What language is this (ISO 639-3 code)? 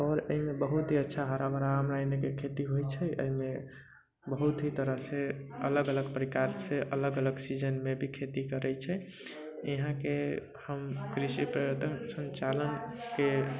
mai